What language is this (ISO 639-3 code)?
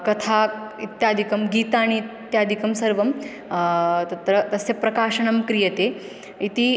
san